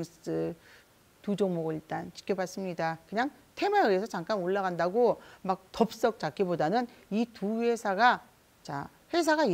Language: Korean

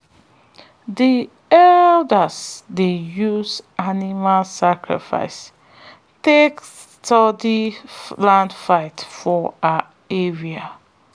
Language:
Nigerian Pidgin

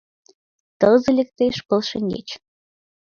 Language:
Mari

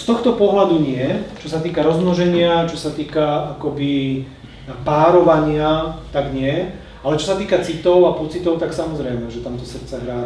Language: Czech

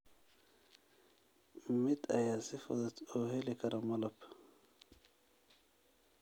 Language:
Somali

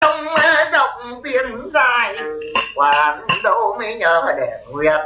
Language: Vietnamese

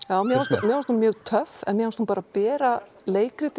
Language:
Icelandic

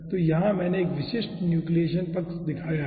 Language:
Hindi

